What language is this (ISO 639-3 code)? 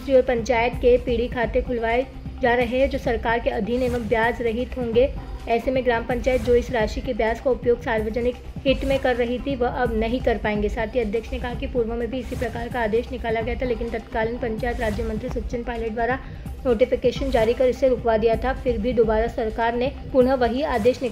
hin